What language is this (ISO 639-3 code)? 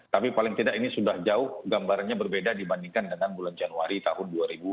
ind